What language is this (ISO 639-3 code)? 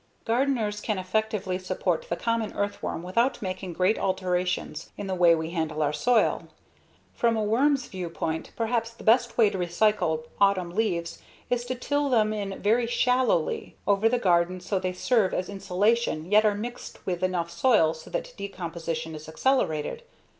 eng